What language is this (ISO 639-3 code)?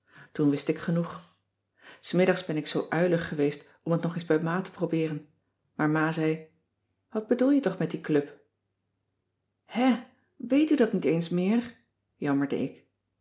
nld